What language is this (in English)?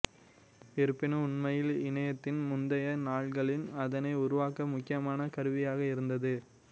Tamil